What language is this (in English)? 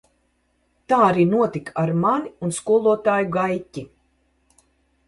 Latvian